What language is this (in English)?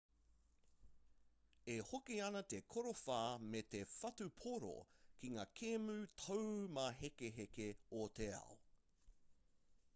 Māori